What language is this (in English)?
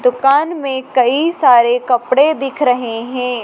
Hindi